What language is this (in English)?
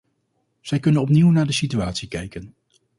Dutch